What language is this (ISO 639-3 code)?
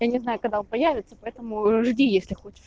rus